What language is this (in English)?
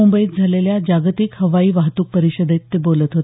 Marathi